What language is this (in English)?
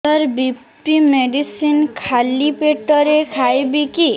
Odia